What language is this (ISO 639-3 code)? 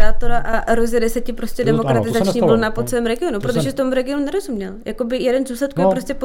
ces